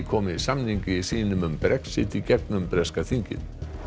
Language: Icelandic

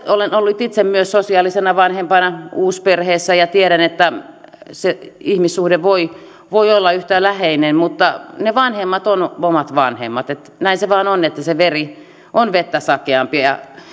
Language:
Finnish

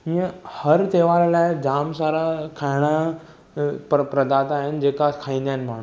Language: Sindhi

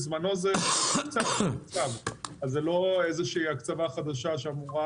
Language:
Hebrew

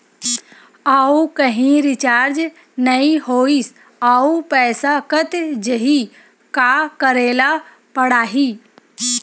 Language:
Chhattisgarhi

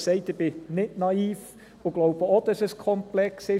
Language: Swiss German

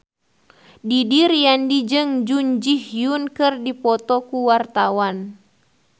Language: Sundanese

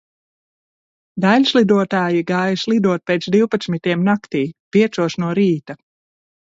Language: Latvian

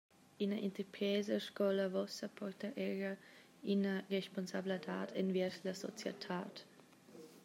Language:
Romansh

